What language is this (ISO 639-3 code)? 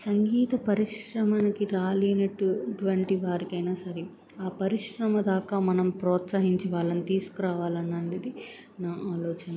tel